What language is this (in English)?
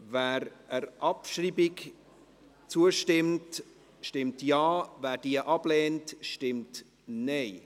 Swiss German